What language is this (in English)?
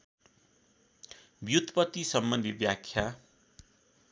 Nepali